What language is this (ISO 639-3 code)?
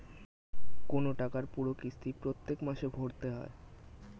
ben